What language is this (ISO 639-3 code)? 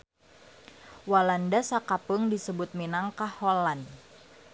sun